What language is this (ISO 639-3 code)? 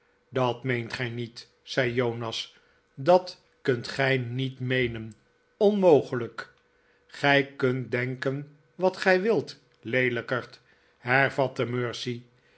nld